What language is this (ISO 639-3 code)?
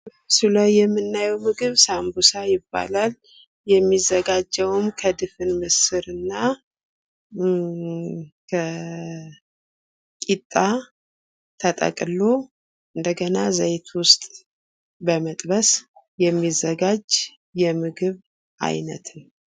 amh